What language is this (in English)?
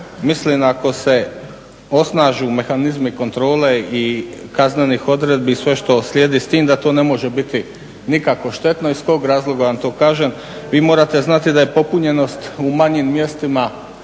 Croatian